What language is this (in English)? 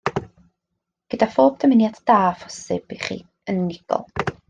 Welsh